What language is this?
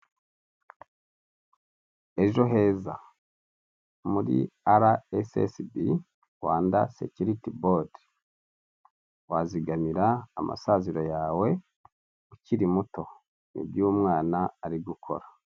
Kinyarwanda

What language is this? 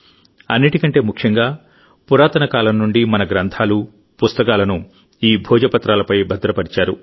Telugu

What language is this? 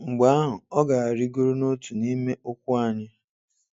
Igbo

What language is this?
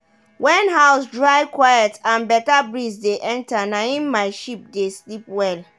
Nigerian Pidgin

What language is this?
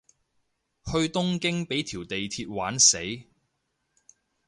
Cantonese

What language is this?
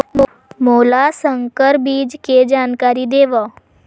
Chhattisgarhi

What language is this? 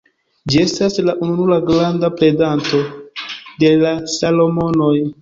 Esperanto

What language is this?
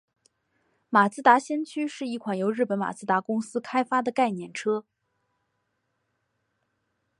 Chinese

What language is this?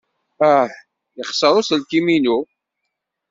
Kabyle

